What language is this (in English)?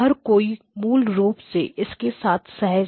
Hindi